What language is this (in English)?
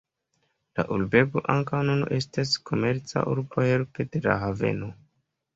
Esperanto